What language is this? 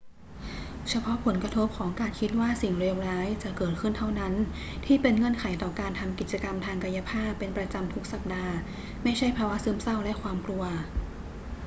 Thai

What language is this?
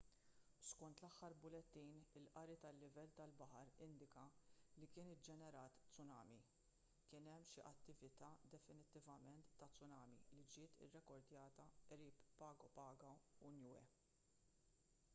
Maltese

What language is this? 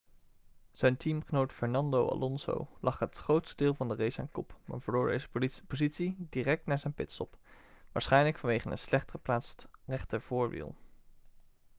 Dutch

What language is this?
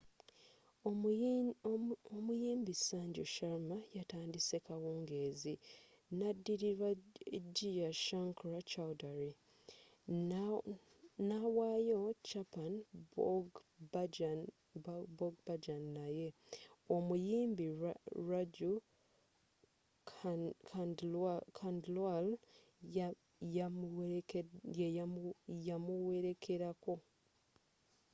Ganda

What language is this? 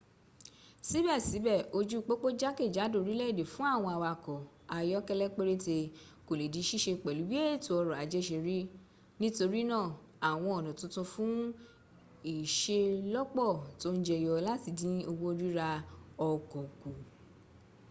Yoruba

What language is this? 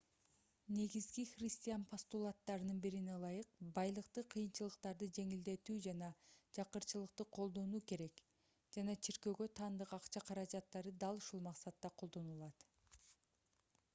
Kyrgyz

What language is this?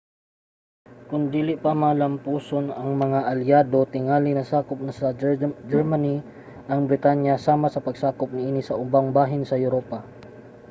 Cebuano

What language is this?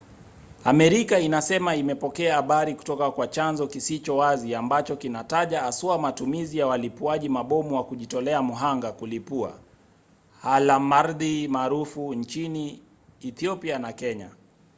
Swahili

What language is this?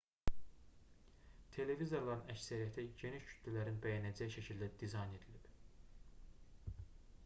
Azerbaijani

